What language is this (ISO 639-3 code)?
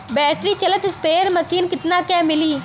bho